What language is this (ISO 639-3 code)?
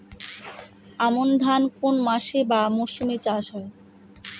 ben